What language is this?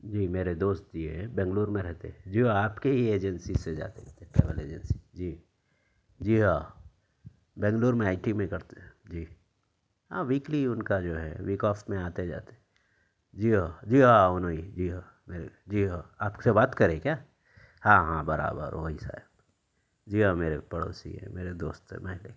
Urdu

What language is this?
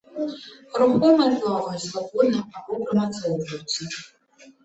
Belarusian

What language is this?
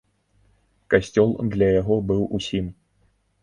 Belarusian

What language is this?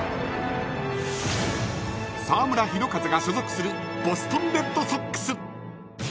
Japanese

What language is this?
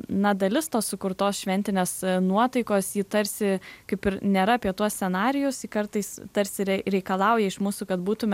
Lithuanian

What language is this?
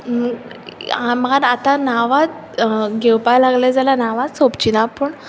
Konkani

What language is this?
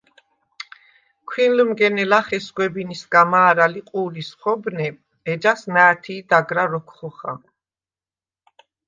Svan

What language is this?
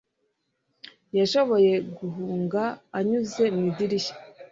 Kinyarwanda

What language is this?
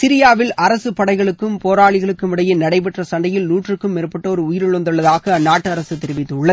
Tamil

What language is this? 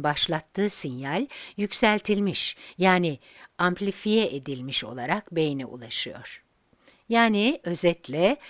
Turkish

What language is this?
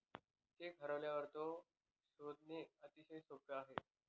Marathi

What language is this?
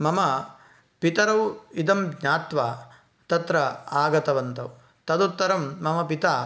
Sanskrit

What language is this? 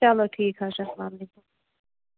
Kashmiri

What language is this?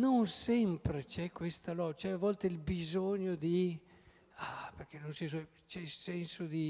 Italian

